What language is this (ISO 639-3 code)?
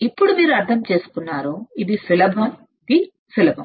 tel